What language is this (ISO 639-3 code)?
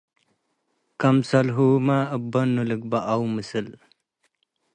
tig